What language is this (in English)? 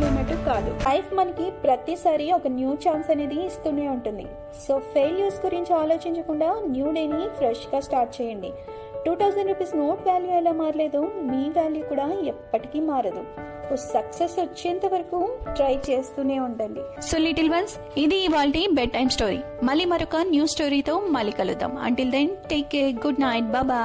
Telugu